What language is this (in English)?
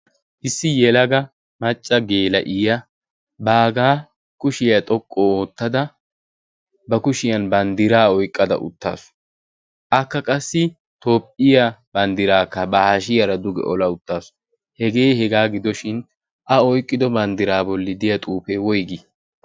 Wolaytta